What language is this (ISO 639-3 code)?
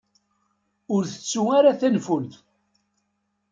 kab